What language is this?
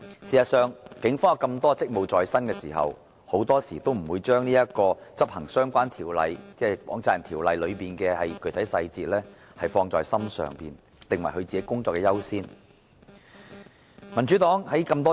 Cantonese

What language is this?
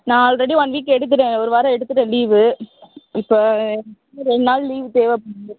Tamil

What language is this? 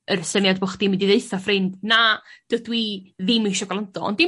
Welsh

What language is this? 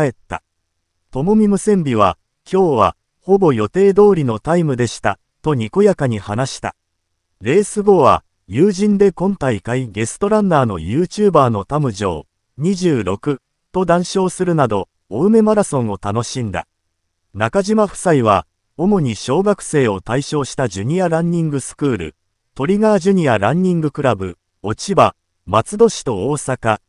Japanese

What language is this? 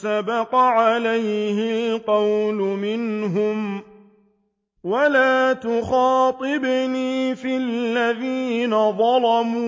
Arabic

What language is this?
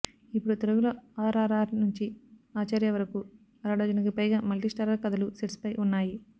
Telugu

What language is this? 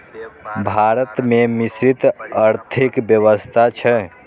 Maithili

